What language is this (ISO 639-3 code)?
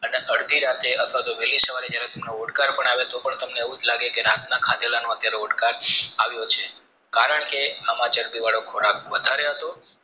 guj